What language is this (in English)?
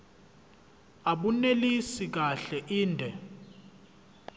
Zulu